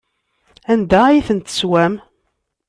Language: Kabyle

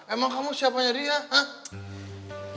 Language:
Indonesian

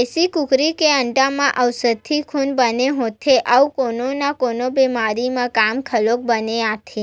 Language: Chhattisgarhi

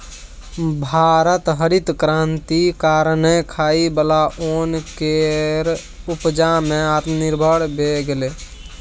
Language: Maithili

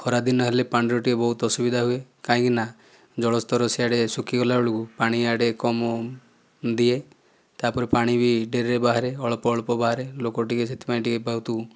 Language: Odia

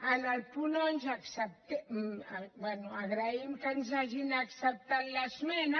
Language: Catalan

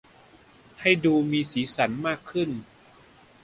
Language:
Thai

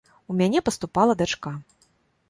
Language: Belarusian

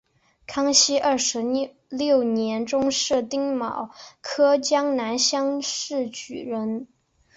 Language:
Chinese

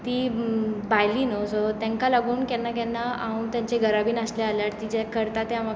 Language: Konkani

